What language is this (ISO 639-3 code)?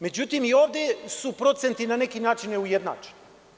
srp